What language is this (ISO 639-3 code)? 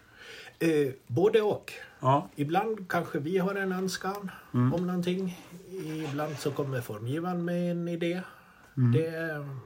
swe